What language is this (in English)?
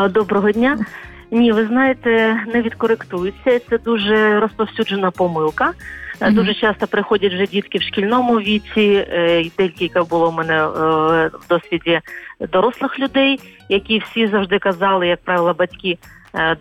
Ukrainian